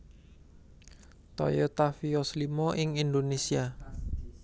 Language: Javanese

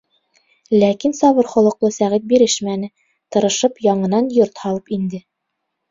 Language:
Bashkir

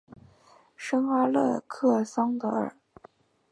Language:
Chinese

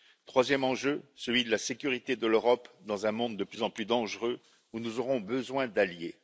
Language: French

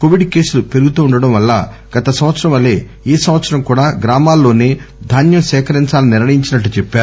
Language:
Telugu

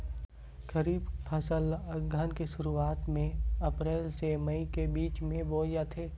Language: Chhattisgarhi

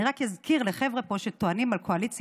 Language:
Hebrew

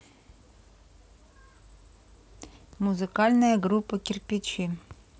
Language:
Russian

